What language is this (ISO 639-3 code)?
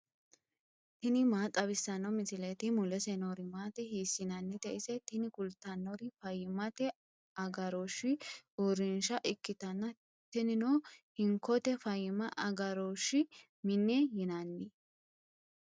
sid